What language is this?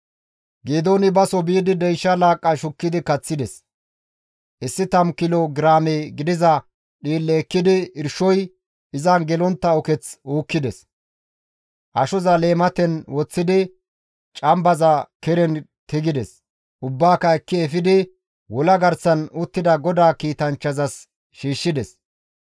Gamo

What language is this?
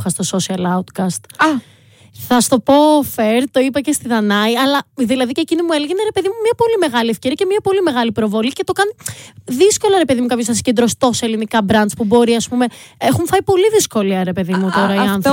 Greek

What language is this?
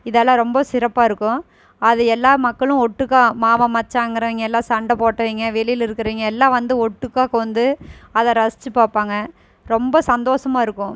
Tamil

